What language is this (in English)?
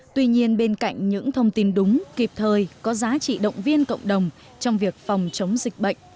Vietnamese